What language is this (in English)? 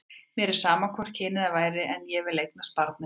Icelandic